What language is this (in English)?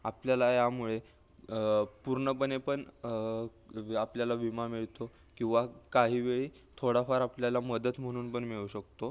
Marathi